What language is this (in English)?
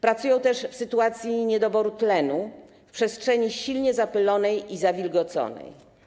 Polish